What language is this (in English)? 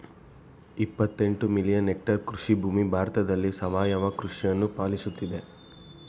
Kannada